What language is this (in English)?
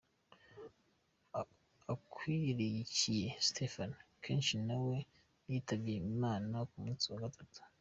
Kinyarwanda